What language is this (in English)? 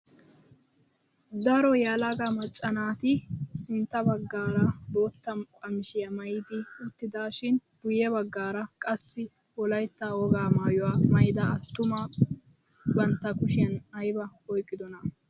Wolaytta